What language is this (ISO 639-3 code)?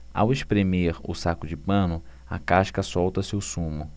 por